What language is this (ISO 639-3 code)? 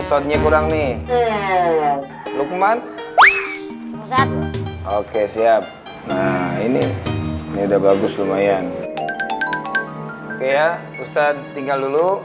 ind